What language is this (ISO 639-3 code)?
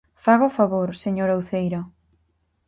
glg